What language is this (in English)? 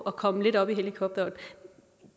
Danish